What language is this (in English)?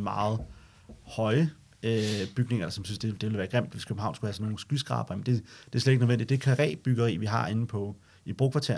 Danish